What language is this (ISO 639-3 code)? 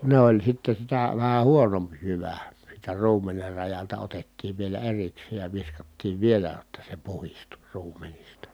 fin